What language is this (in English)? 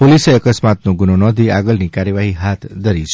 Gujarati